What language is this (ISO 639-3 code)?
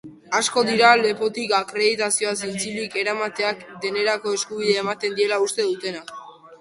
eus